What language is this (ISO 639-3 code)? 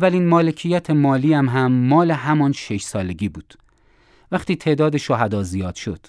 fas